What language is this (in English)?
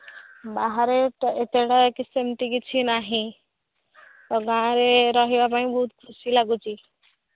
Odia